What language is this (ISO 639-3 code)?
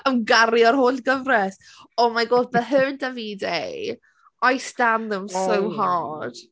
cym